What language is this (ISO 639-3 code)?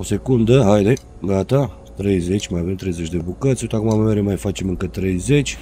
ron